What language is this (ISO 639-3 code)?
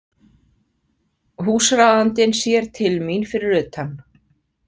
isl